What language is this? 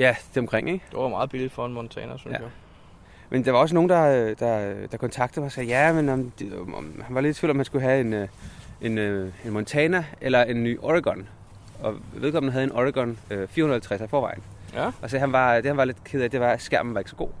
Danish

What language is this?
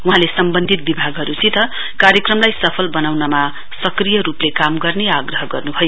Nepali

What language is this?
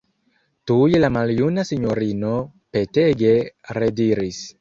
Esperanto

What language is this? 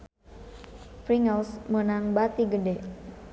Sundanese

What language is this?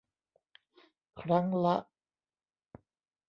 Thai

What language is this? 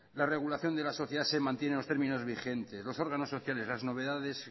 Spanish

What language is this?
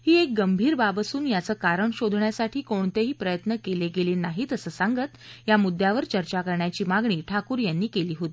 Marathi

